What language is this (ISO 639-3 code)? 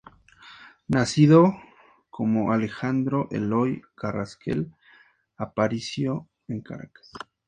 spa